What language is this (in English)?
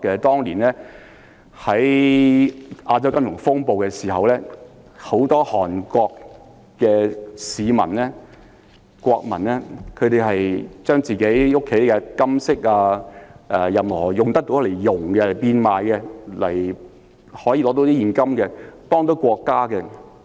Cantonese